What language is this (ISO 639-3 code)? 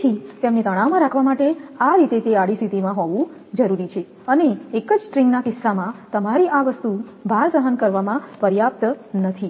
guj